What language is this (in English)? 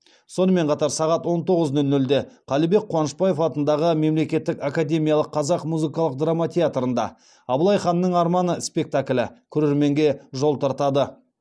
Kazakh